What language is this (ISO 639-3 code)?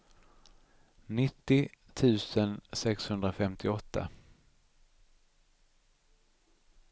swe